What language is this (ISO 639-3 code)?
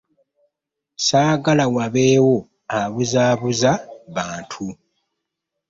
lug